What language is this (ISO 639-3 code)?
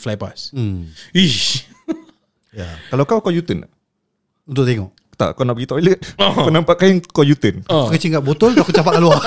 msa